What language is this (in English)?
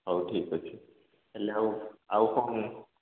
Odia